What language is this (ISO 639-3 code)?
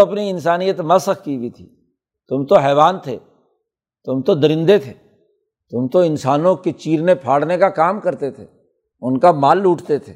urd